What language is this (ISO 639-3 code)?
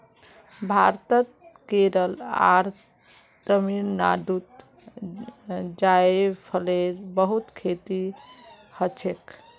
mag